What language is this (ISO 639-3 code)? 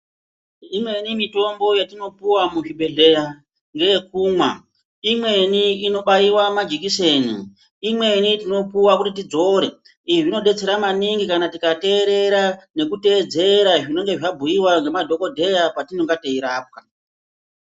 ndc